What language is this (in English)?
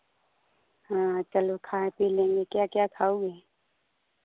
Hindi